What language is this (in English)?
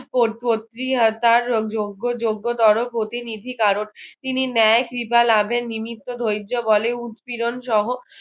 Bangla